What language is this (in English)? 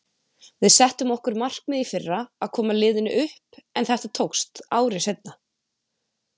Icelandic